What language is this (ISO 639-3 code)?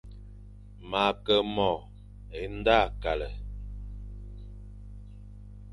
fan